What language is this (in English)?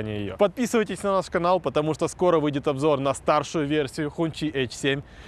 Russian